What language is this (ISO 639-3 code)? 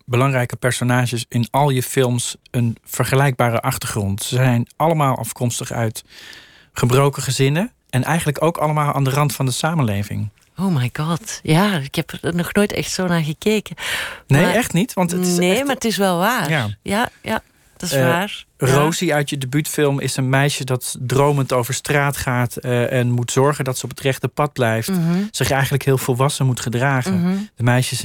nld